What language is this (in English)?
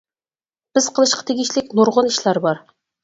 Uyghur